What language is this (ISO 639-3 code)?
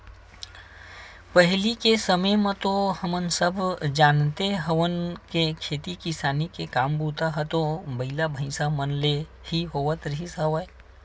hne